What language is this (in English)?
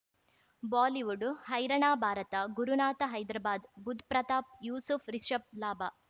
Kannada